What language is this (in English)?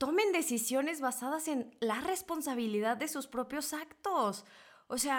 Spanish